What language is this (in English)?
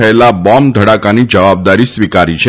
Gujarati